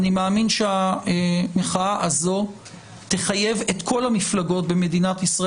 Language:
Hebrew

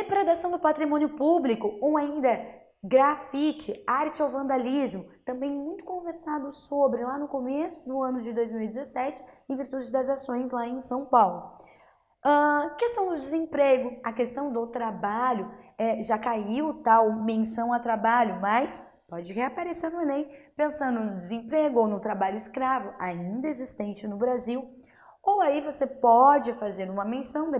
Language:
Portuguese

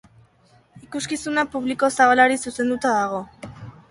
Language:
Basque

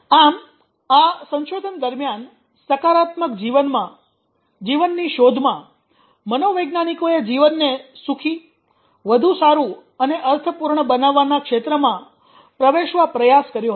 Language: Gujarati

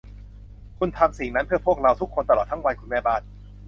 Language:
Thai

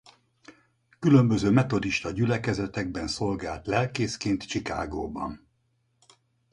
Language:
Hungarian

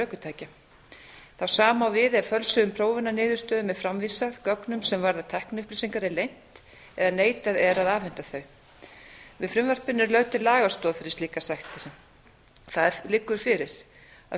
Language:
Icelandic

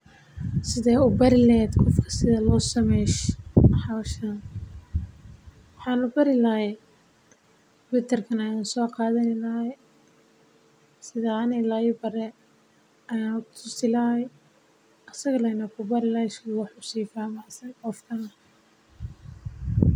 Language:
Somali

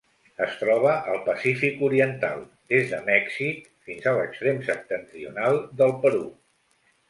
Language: Catalan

